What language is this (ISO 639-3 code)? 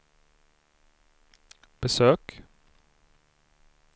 swe